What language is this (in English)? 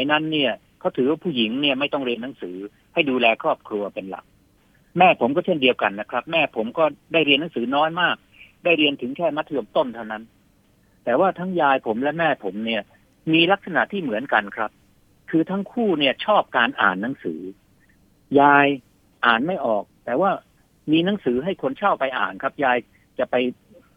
Thai